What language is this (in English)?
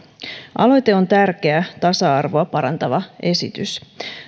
Finnish